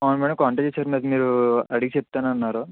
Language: Telugu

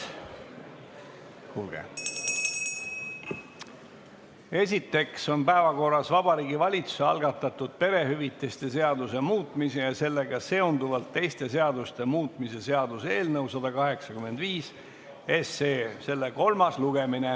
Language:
Estonian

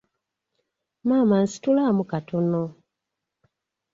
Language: Ganda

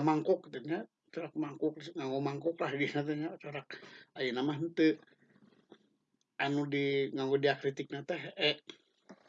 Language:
Indonesian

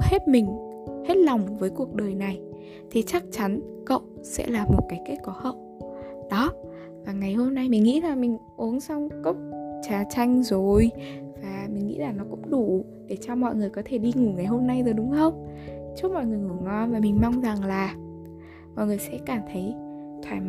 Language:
Vietnamese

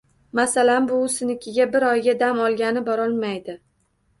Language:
Uzbek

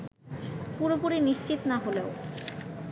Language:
Bangla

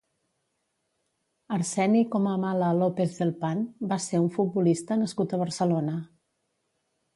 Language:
Catalan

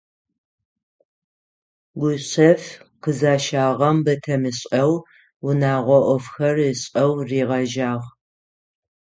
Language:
Adyghe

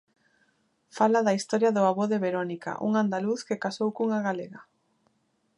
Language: Galician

